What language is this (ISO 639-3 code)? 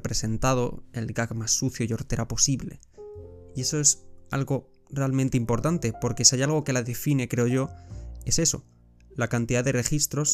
spa